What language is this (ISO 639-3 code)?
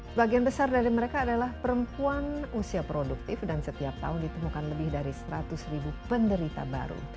ind